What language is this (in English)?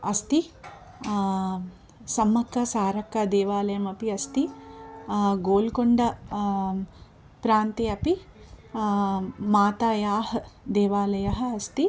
Sanskrit